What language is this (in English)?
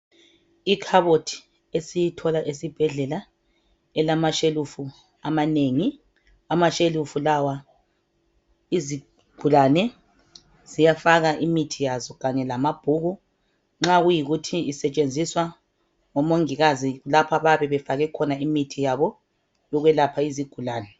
North Ndebele